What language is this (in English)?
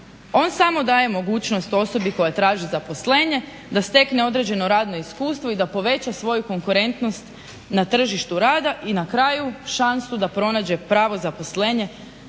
Croatian